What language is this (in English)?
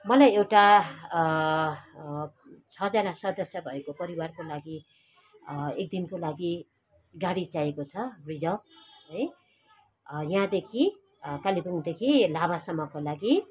Nepali